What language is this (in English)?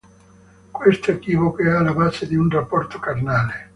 Italian